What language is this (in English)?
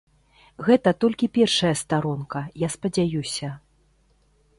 Belarusian